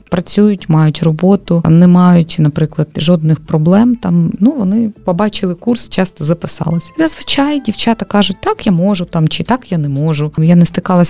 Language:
Ukrainian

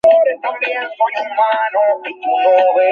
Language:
Bangla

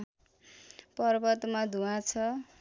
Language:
Nepali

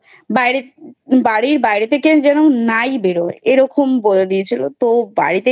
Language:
Bangla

